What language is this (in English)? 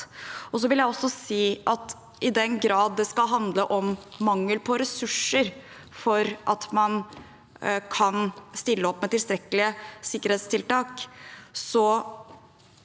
Norwegian